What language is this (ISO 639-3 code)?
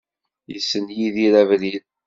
kab